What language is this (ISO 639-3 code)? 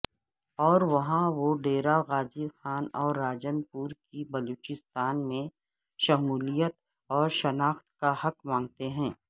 urd